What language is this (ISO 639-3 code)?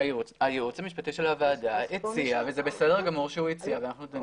heb